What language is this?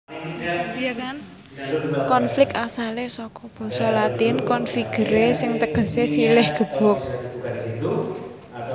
Javanese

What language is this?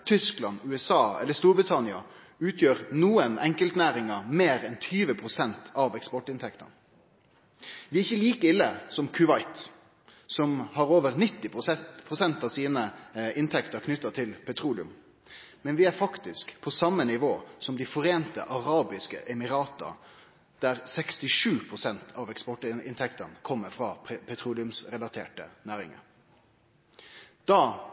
Norwegian Nynorsk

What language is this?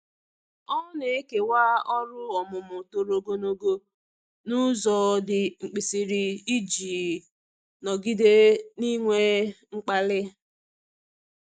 Igbo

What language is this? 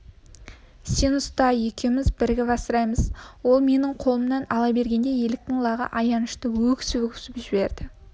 Kazakh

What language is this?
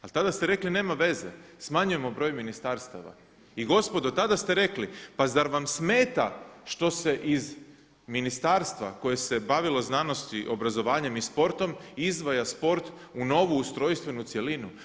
Croatian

